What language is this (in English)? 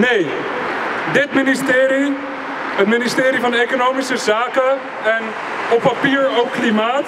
Dutch